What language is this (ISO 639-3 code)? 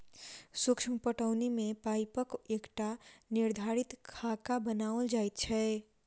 mai